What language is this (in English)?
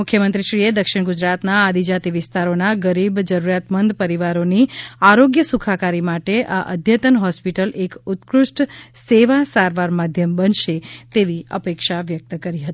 Gujarati